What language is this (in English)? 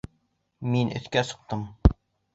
Bashkir